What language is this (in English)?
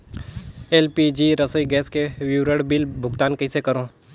Chhattisgarhi